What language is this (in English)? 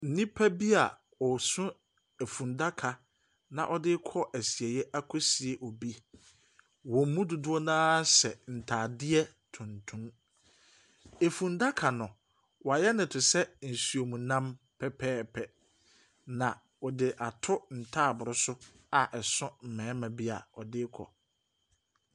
Akan